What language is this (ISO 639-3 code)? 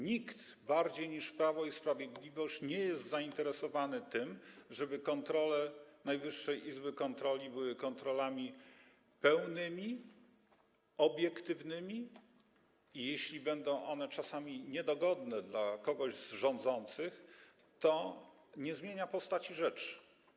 pol